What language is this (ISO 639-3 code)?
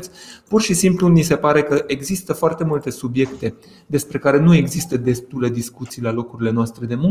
ron